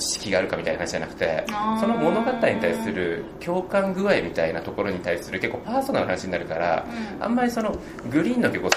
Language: Japanese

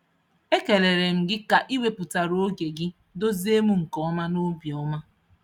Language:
Igbo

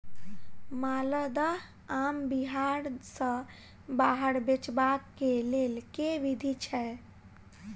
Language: Maithili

